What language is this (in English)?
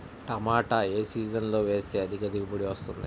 Telugu